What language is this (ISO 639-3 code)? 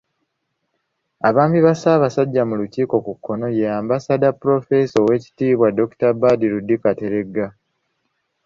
lug